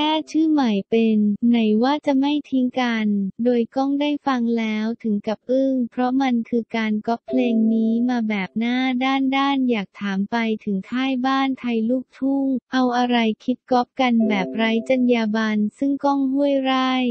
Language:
Thai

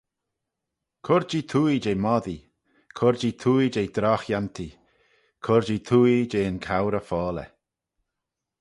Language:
Manx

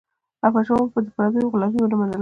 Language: Pashto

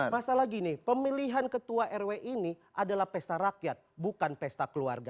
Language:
Indonesian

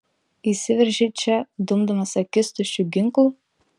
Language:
Lithuanian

